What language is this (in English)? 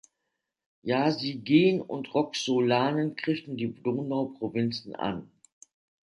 German